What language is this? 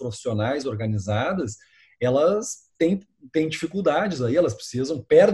Portuguese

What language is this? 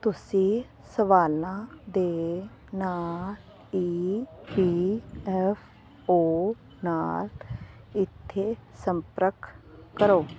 Punjabi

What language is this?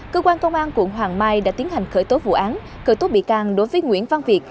Vietnamese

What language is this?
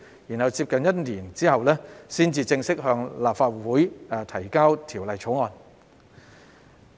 Cantonese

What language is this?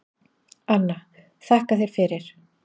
Icelandic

